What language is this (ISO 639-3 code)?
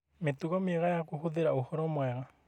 kik